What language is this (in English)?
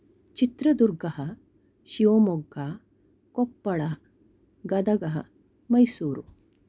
Sanskrit